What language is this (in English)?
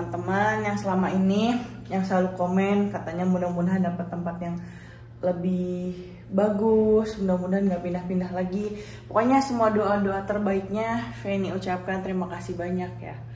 Indonesian